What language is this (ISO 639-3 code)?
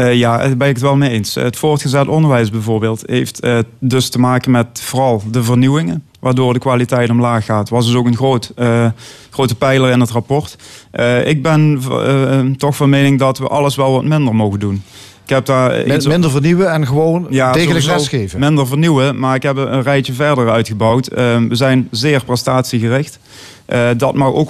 nld